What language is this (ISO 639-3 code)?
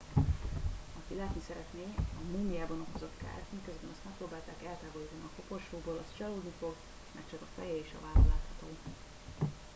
hun